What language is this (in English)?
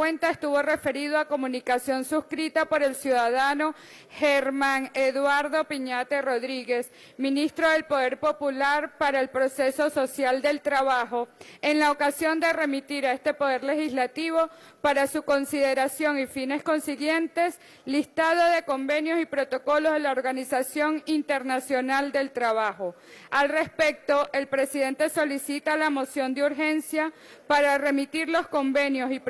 Spanish